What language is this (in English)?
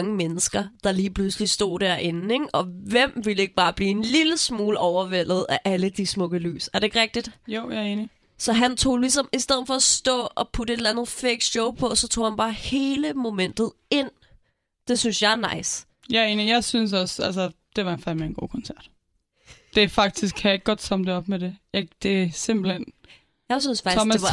Danish